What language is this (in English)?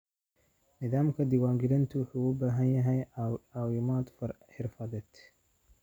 Somali